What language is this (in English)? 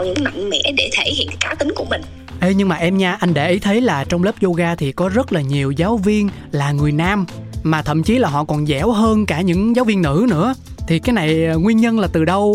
Vietnamese